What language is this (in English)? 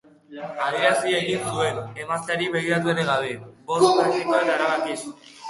Basque